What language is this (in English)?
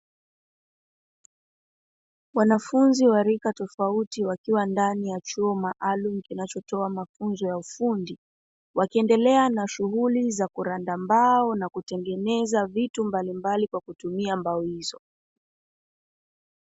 Swahili